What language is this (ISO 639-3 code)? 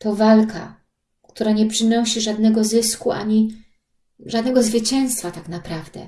pol